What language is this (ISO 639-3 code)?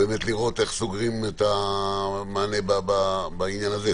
heb